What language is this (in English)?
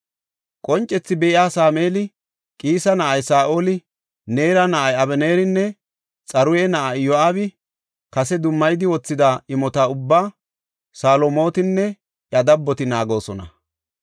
Gofa